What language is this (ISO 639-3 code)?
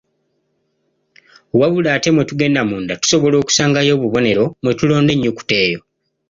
lug